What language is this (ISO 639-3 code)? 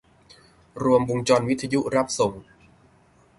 tha